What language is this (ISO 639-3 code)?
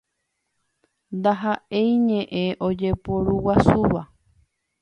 grn